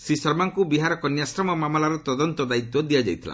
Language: Odia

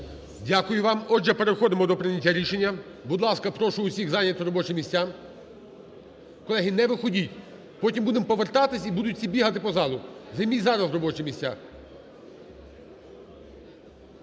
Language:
Ukrainian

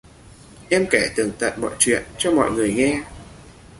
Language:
Vietnamese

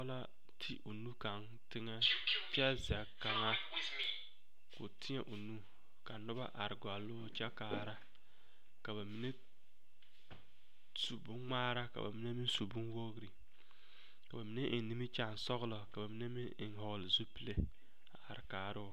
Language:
Southern Dagaare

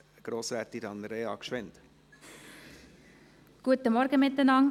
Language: Swiss German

